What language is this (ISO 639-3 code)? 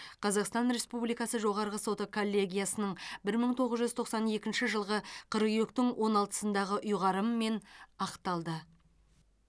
kaz